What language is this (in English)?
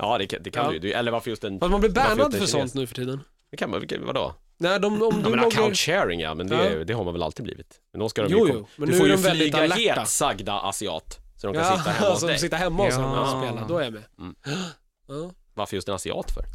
Swedish